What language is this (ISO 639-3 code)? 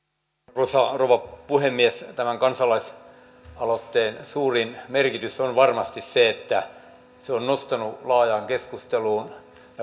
fin